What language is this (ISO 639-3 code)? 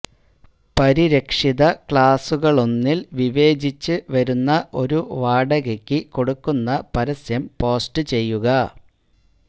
mal